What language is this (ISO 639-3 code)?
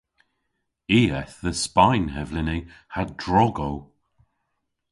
cor